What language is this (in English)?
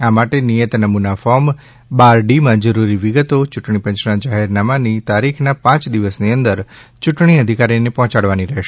Gujarati